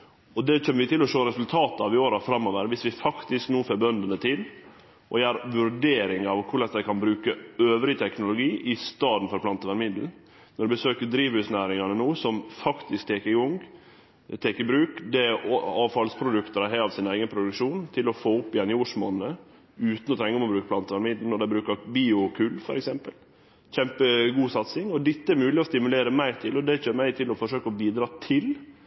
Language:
Norwegian Nynorsk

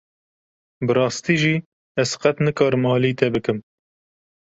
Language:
Kurdish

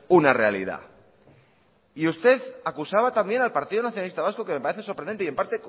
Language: Spanish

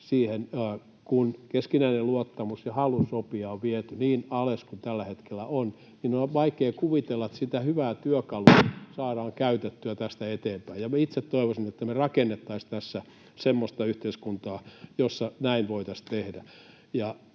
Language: Finnish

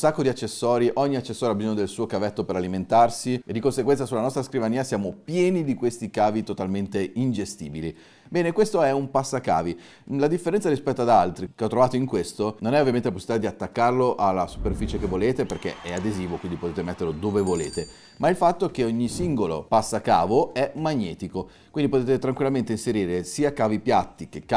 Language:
Italian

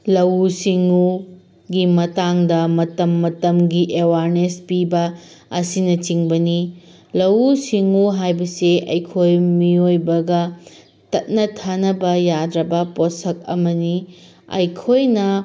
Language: Manipuri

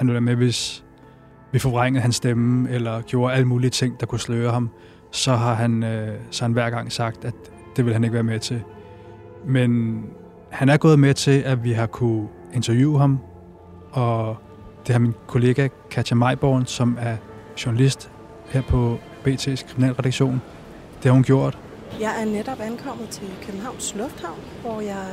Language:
Danish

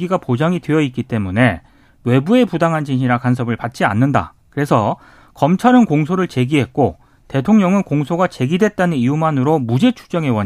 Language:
Korean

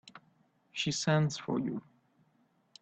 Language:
English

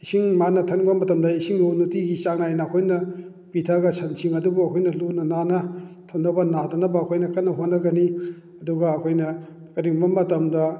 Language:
Manipuri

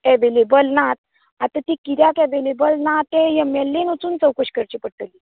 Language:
Konkani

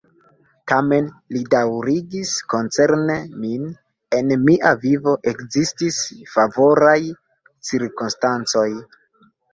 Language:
Esperanto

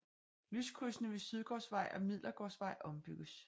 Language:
Danish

